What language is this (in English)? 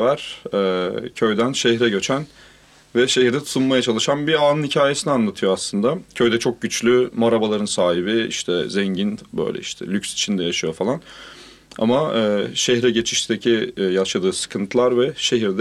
Turkish